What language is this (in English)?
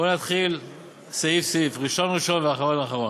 Hebrew